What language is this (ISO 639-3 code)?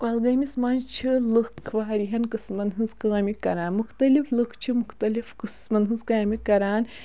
kas